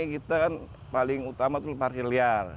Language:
Indonesian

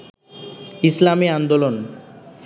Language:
Bangla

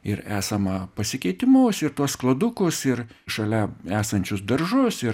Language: Lithuanian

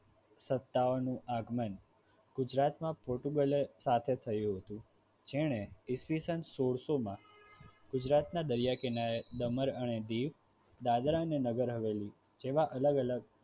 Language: Gujarati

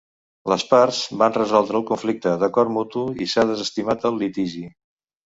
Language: Catalan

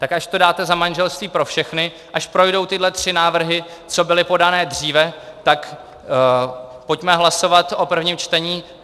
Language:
Czech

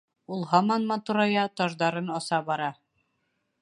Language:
Bashkir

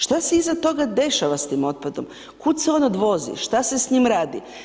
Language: Croatian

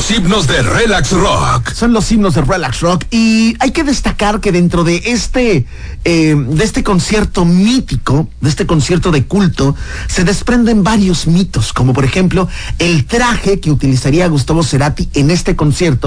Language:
Spanish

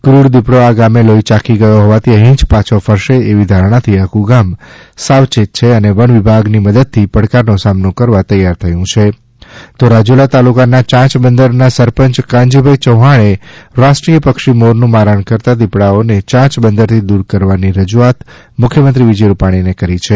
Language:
Gujarati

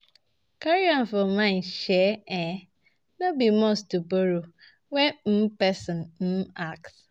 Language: Nigerian Pidgin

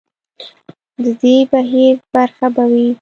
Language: Pashto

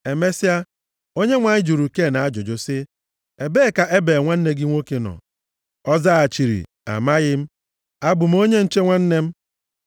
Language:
Igbo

